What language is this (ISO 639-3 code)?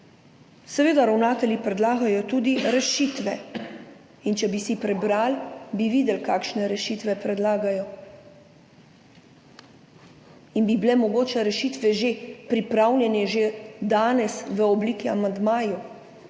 slv